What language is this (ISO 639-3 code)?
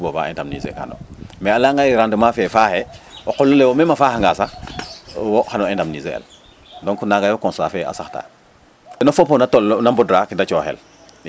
srr